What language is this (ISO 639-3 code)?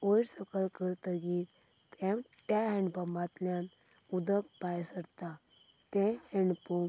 kok